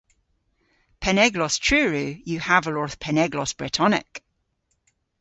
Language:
Cornish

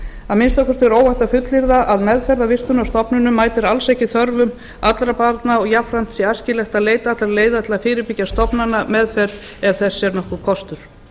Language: Icelandic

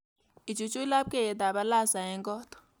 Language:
Kalenjin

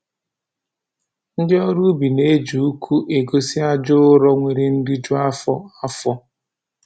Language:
Igbo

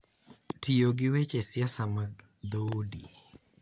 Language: Luo (Kenya and Tanzania)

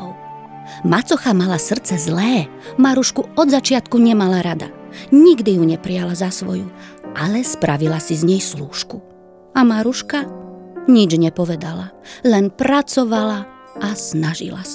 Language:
Czech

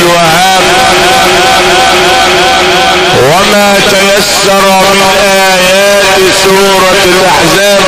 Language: Arabic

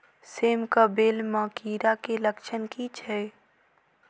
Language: Maithili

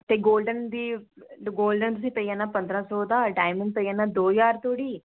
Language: Dogri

